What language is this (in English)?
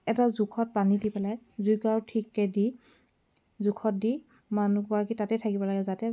Assamese